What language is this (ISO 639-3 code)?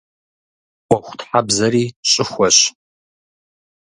kbd